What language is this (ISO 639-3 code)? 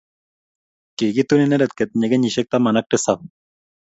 kln